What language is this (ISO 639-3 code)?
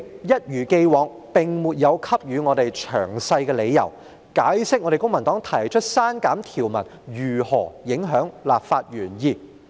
yue